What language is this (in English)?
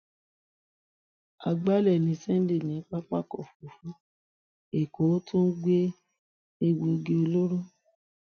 Yoruba